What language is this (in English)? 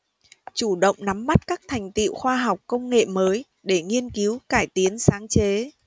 Vietnamese